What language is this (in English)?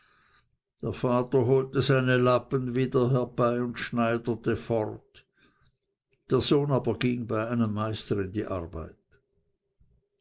German